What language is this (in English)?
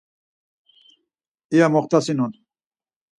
Laz